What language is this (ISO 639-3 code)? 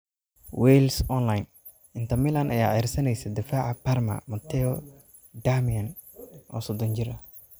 som